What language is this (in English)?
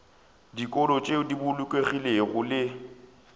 Northern Sotho